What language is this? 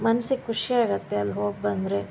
Kannada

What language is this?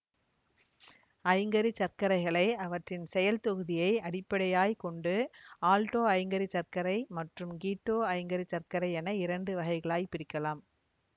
Tamil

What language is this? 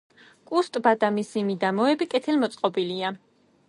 Georgian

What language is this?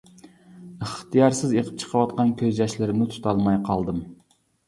Uyghur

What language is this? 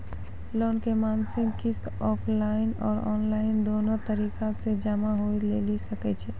Maithili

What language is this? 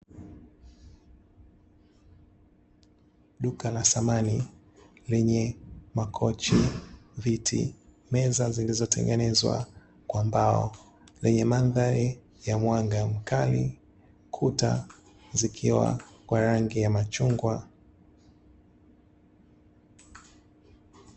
Swahili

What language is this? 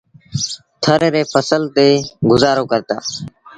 Sindhi Bhil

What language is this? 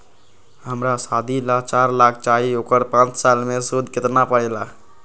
Magahi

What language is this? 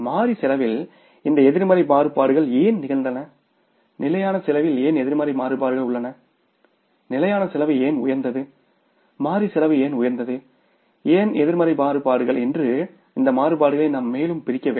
Tamil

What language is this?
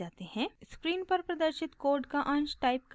Hindi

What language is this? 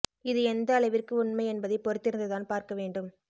Tamil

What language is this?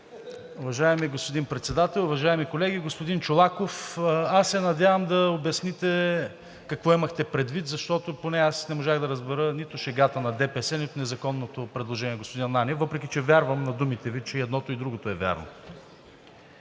Bulgarian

